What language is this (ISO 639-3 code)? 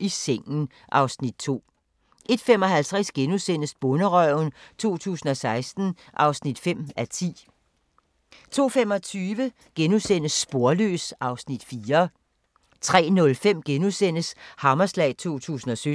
dan